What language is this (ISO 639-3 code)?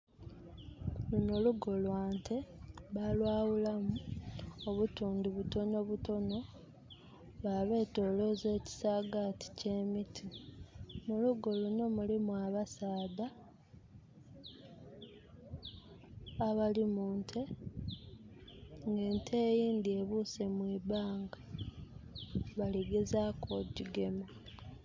xog